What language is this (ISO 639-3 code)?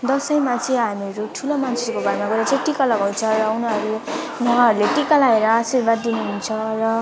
nep